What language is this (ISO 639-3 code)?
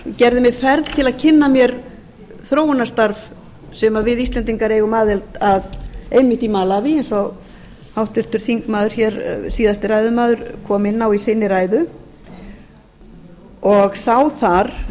isl